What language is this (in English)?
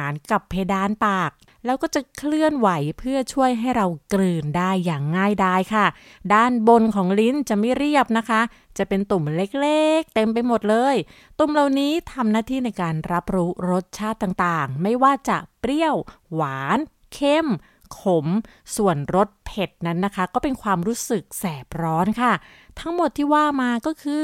Thai